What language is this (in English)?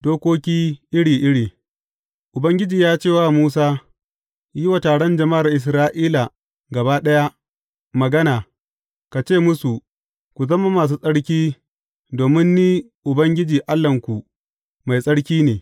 Hausa